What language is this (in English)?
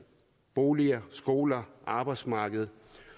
Danish